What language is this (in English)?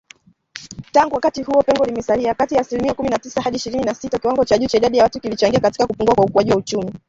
Swahili